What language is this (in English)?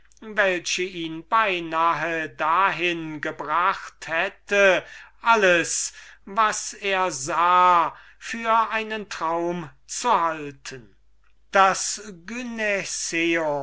German